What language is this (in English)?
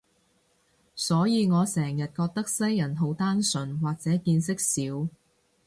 Cantonese